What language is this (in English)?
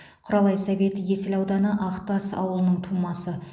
Kazakh